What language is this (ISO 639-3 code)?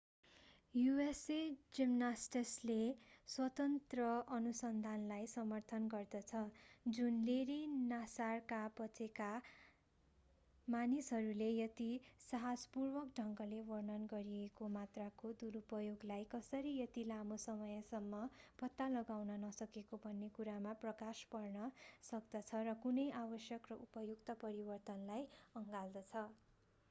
nep